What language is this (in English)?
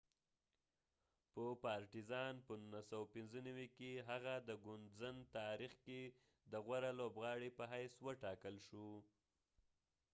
Pashto